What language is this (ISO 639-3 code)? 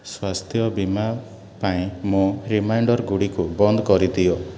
ori